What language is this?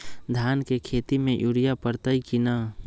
Magahi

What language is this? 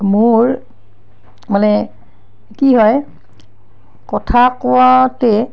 Assamese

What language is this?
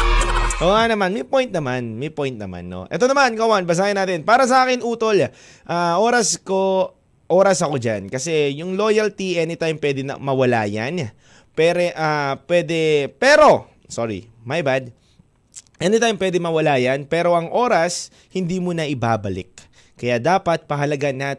Filipino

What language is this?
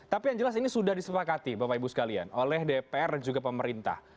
Indonesian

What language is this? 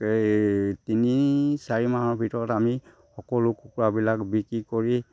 Assamese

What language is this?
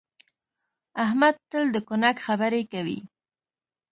Pashto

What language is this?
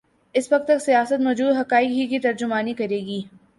Urdu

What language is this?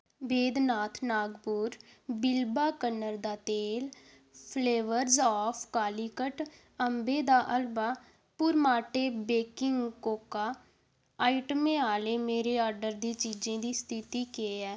Dogri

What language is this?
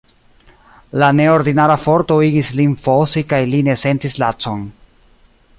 Esperanto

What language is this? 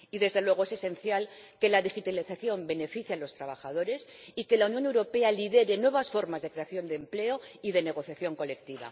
Spanish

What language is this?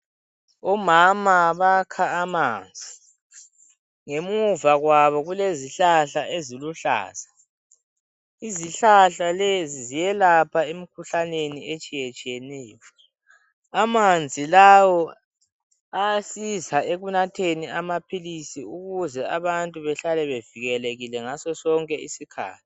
North Ndebele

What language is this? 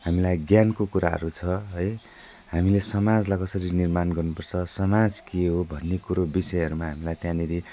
Nepali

